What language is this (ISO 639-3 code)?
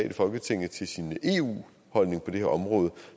dan